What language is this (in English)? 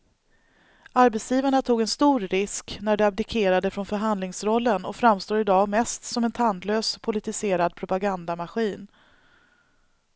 Swedish